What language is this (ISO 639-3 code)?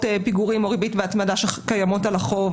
heb